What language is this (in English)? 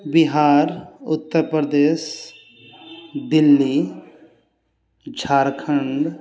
Maithili